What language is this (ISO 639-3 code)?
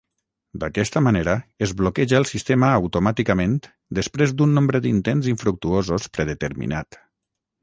cat